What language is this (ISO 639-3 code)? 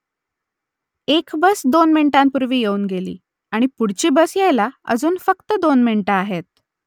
mar